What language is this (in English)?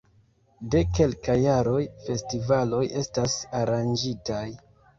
Esperanto